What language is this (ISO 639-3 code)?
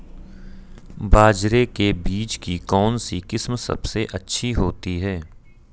hin